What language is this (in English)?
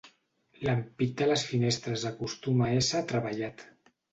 Catalan